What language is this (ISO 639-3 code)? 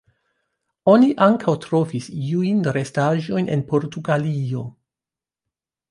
epo